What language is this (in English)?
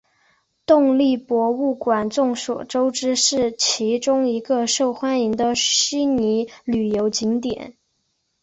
Chinese